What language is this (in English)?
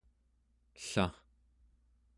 Central Yupik